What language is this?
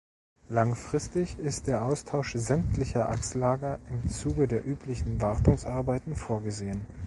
German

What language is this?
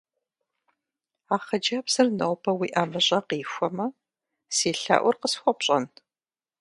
Kabardian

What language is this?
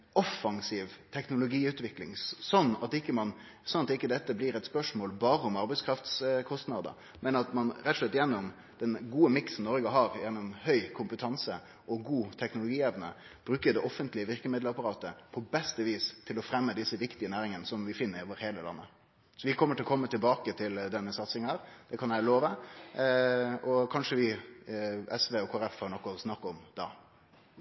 Norwegian Nynorsk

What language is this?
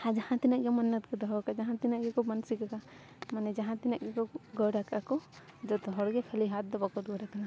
Santali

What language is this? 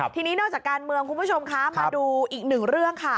Thai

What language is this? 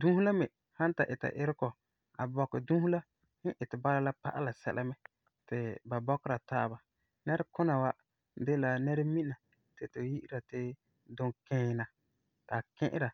Frafra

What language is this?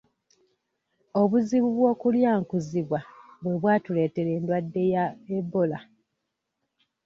Ganda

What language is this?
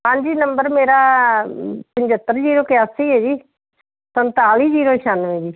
Punjabi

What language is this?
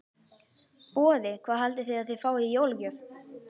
Icelandic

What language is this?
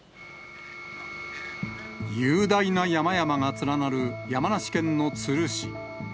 Japanese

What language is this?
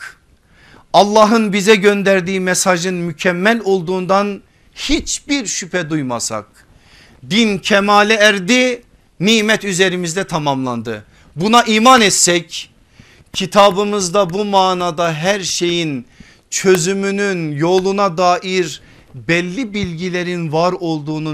Turkish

